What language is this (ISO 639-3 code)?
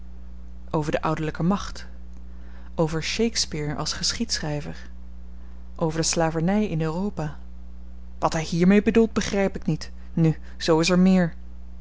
nld